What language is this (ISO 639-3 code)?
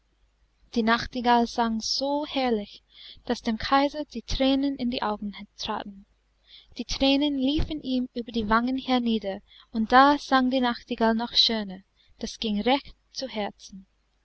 deu